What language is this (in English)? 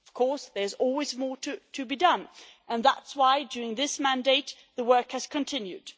English